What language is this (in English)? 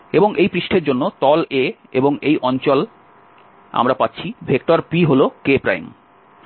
Bangla